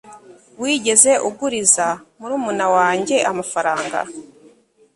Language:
Kinyarwanda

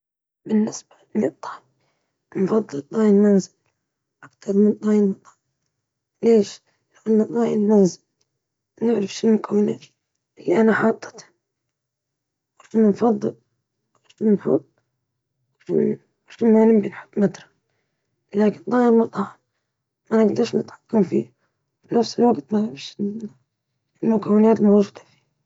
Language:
Libyan Arabic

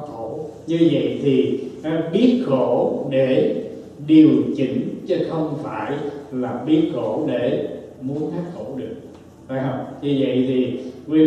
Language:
Vietnamese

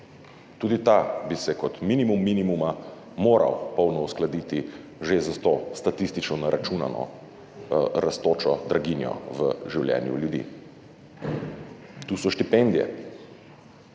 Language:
Slovenian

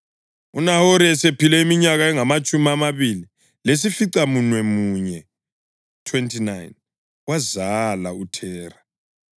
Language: North Ndebele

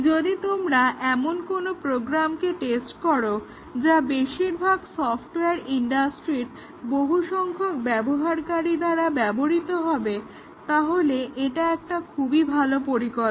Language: Bangla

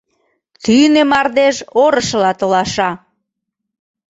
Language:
Mari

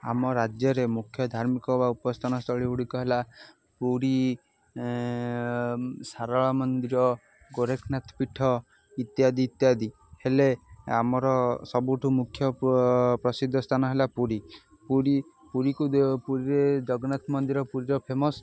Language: Odia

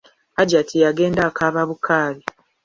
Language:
Ganda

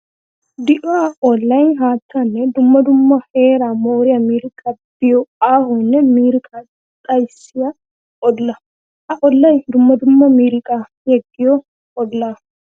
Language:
Wolaytta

